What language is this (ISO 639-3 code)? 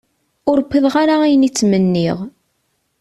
kab